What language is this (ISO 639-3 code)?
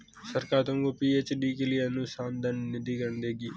hin